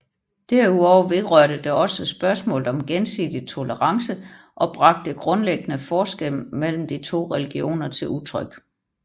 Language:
Danish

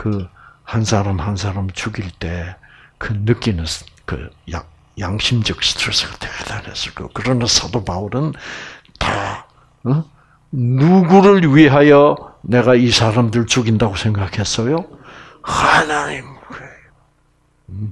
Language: Korean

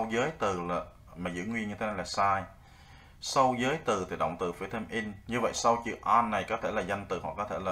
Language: Vietnamese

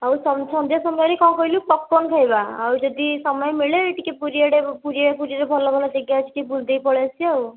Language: Odia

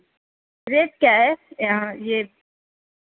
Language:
Urdu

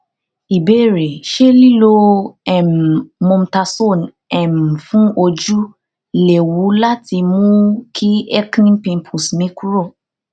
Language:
Yoruba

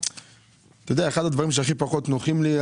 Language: Hebrew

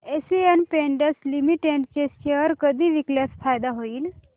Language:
Marathi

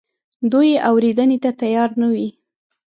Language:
Pashto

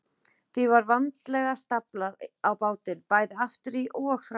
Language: Icelandic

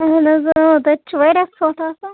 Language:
Kashmiri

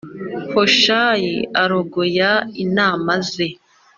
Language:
Kinyarwanda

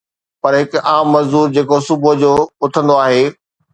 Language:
Sindhi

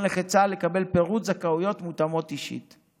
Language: Hebrew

